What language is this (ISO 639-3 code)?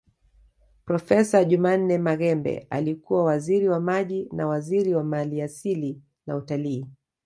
swa